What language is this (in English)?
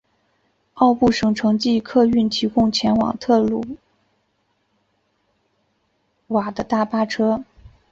Chinese